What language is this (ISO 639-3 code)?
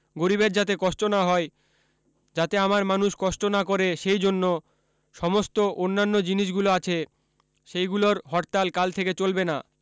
ben